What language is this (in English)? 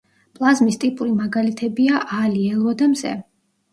Georgian